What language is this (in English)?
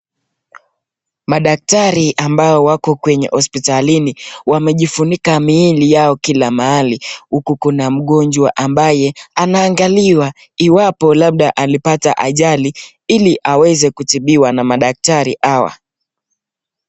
Swahili